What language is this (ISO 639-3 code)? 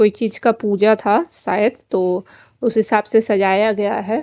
hin